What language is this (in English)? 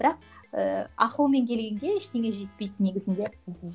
Kazakh